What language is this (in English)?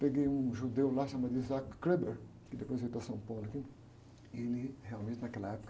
Portuguese